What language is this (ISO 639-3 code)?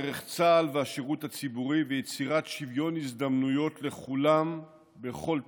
heb